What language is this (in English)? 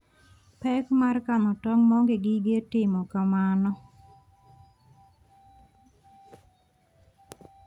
Luo (Kenya and Tanzania)